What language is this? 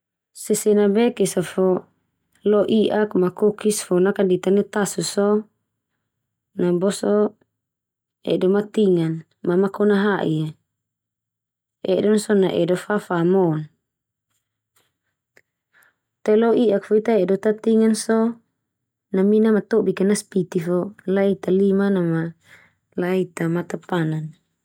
Termanu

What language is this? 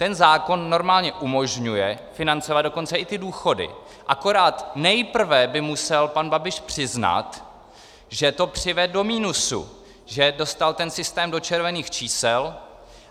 Czech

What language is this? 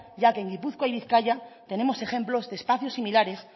Spanish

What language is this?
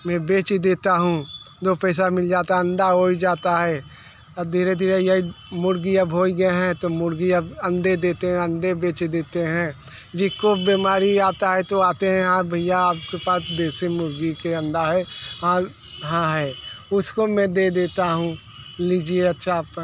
Hindi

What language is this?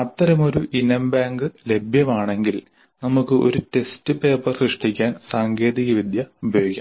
Malayalam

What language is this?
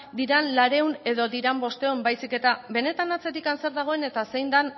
Basque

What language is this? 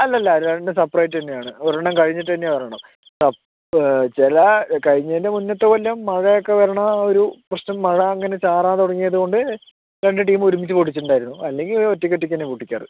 Malayalam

